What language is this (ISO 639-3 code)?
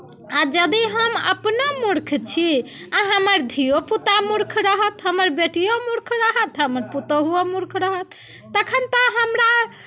mai